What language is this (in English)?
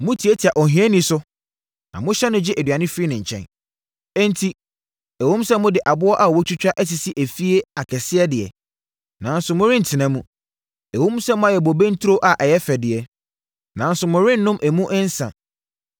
Akan